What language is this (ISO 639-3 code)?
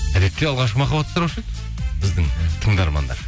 kaz